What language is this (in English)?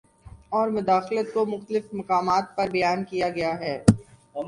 Urdu